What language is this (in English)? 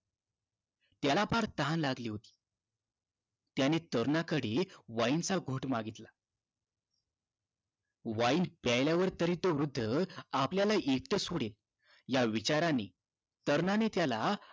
Marathi